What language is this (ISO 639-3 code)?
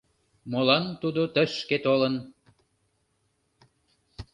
chm